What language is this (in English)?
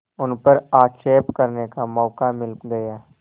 Hindi